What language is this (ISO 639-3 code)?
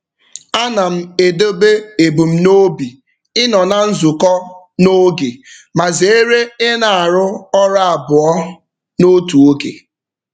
ibo